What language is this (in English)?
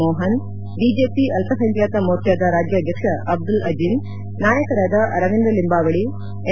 Kannada